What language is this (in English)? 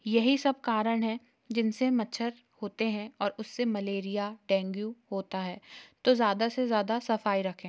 Hindi